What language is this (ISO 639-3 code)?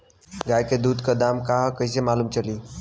bho